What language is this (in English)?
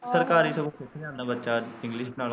Punjabi